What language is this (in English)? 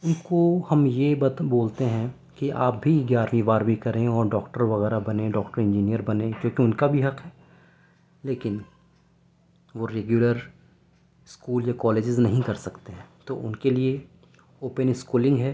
Urdu